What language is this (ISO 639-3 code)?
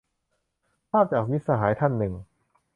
tha